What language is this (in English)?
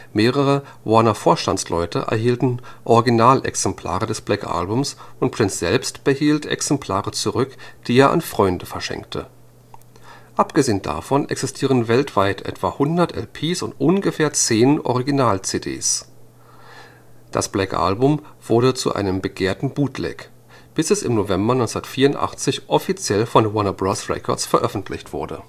German